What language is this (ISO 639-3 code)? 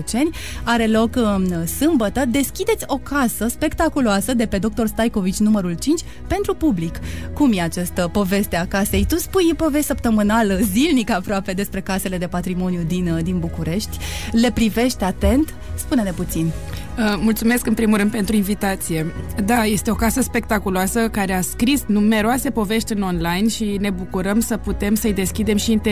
ron